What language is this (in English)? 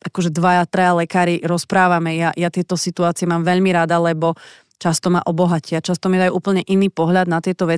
Slovak